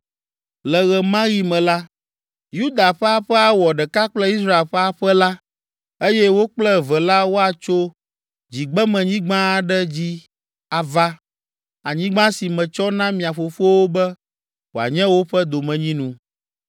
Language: Ewe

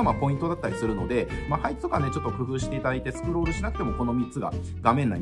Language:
Japanese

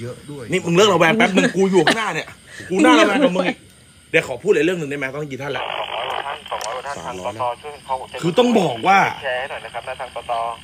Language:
Thai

